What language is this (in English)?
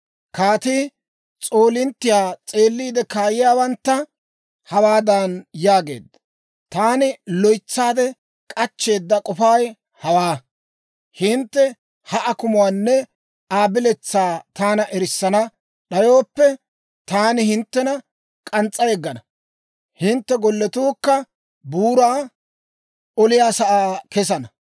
Dawro